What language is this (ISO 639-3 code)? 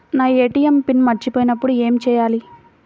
tel